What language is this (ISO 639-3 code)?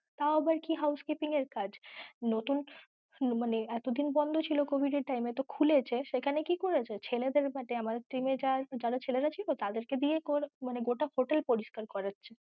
ben